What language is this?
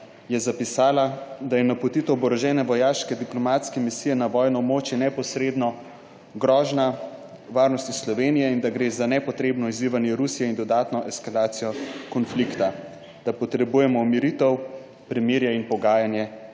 Slovenian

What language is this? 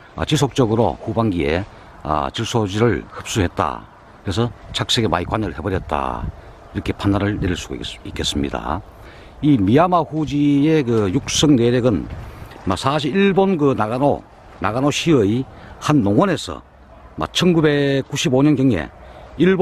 Korean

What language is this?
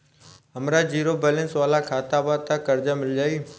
Bhojpuri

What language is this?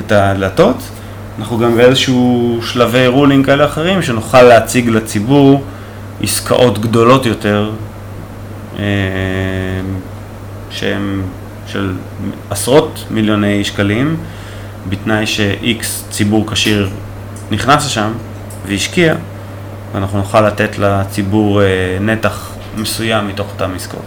Hebrew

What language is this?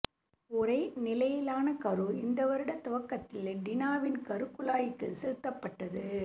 Tamil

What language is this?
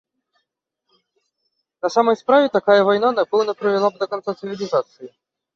Belarusian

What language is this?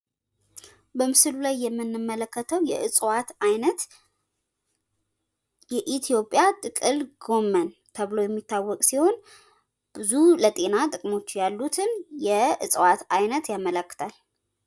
Amharic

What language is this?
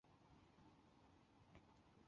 Chinese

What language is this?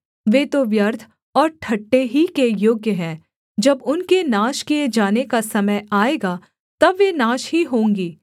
Hindi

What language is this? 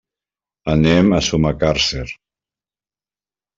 Catalan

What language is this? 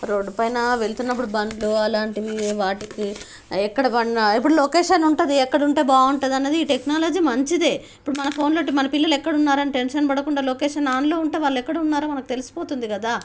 Telugu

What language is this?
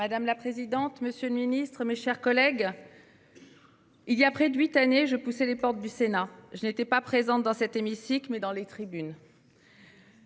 French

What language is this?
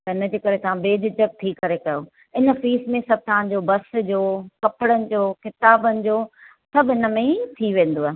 Sindhi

